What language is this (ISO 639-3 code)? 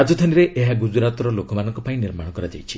ori